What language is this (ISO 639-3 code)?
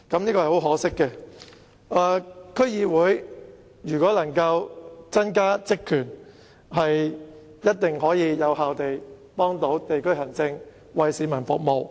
yue